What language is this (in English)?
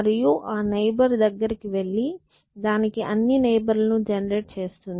Telugu